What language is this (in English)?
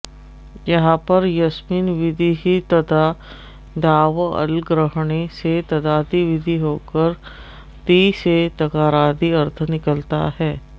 Sanskrit